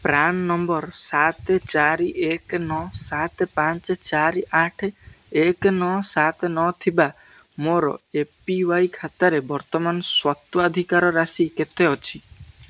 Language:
Odia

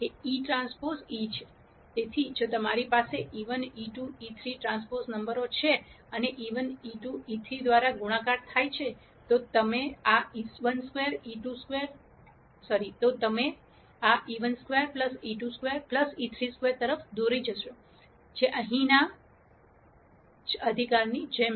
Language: Gujarati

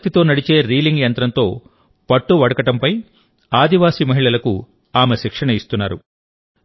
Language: Telugu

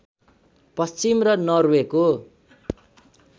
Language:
Nepali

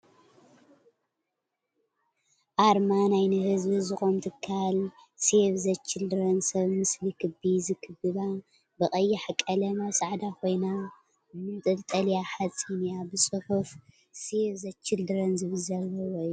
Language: Tigrinya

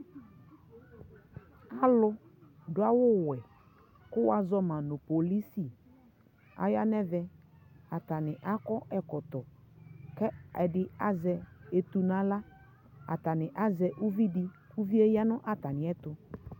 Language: Ikposo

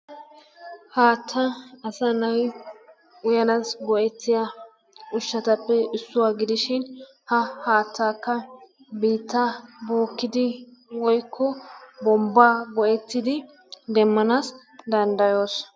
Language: Wolaytta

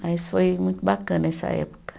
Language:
Portuguese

